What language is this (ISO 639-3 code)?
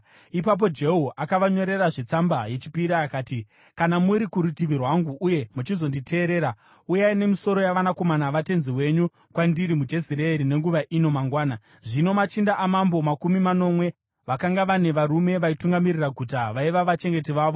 sna